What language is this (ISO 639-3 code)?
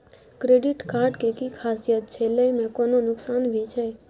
mai